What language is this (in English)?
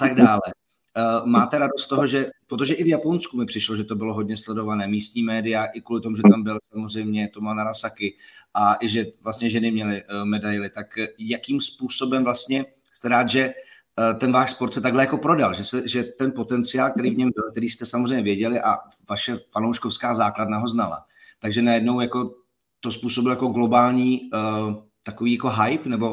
Czech